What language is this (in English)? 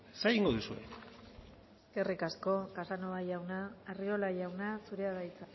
Basque